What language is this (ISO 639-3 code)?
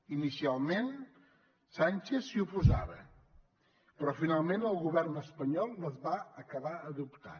cat